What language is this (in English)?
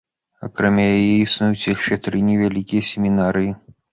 Belarusian